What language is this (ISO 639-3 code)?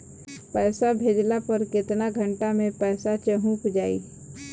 bho